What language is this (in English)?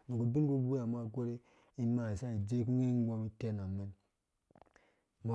Dũya